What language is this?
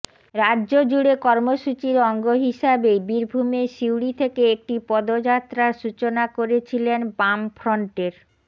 Bangla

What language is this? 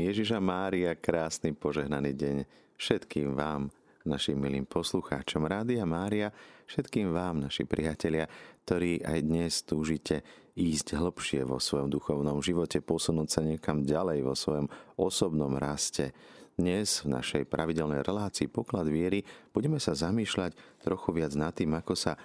Slovak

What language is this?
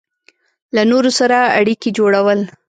Pashto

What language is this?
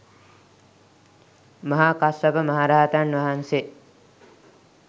Sinhala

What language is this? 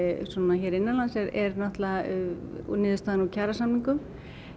Icelandic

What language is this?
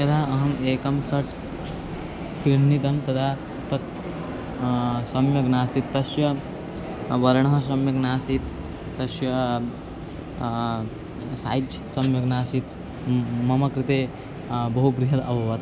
Sanskrit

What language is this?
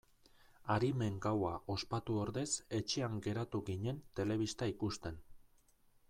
Basque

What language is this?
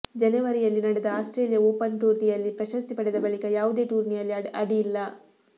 Kannada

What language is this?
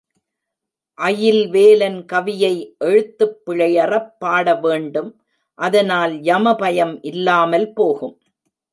Tamil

